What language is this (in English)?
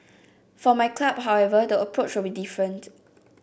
English